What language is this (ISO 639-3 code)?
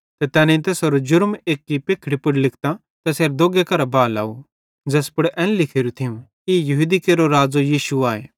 bhd